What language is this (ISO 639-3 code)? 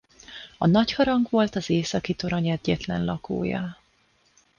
hun